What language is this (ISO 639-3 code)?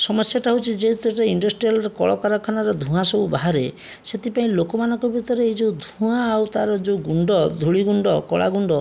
ori